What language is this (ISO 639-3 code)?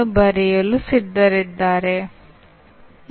kan